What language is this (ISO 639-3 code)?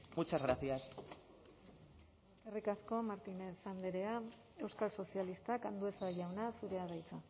eus